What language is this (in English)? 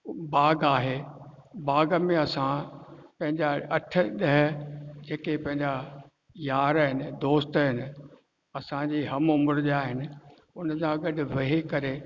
Sindhi